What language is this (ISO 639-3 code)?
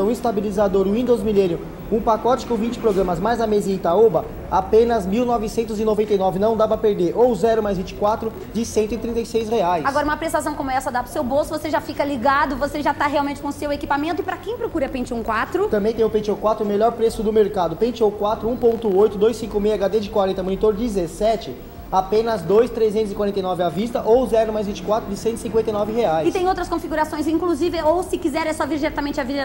por